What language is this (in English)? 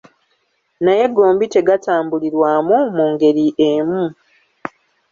Ganda